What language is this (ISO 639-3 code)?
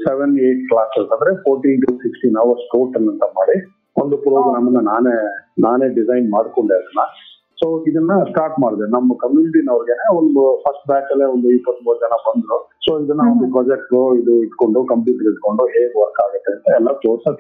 kan